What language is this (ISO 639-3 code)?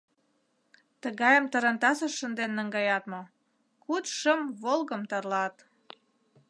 chm